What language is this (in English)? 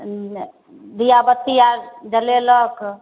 Maithili